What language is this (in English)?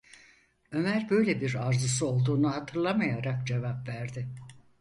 Turkish